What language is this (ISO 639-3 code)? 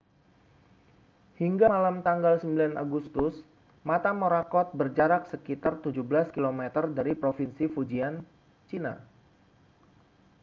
ind